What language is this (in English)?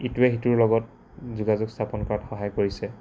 Assamese